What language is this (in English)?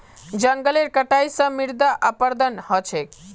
Magahi